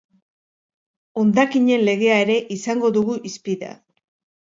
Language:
Basque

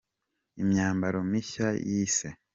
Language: Kinyarwanda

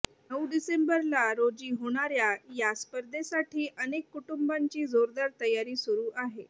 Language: Marathi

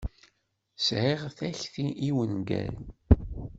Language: Kabyle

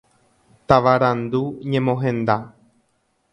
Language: Guarani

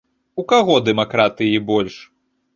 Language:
Belarusian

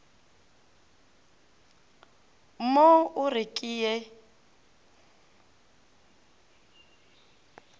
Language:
Northern Sotho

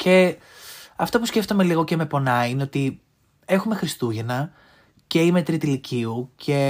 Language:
Greek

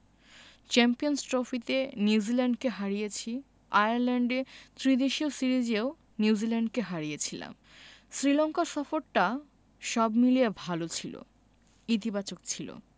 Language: Bangla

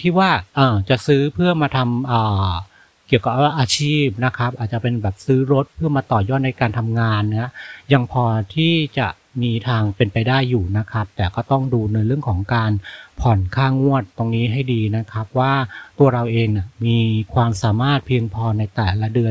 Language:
Thai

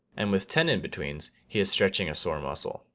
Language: English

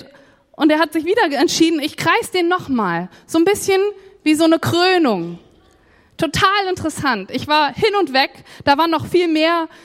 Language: German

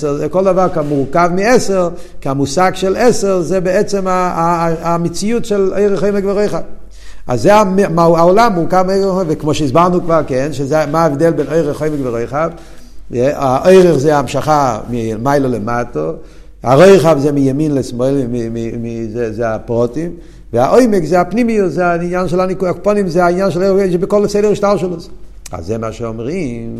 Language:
Hebrew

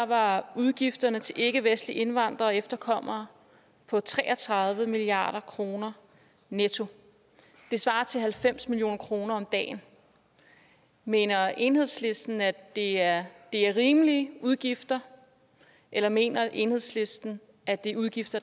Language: Danish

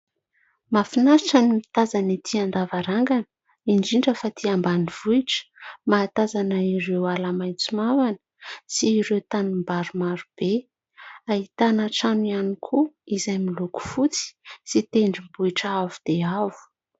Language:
Malagasy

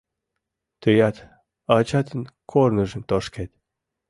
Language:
Mari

